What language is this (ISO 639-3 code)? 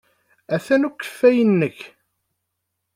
kab